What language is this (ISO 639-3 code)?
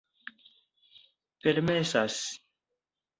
epo